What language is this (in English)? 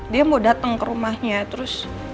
Indonesian